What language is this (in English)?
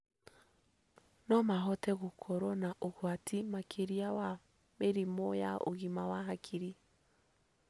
Kikuyu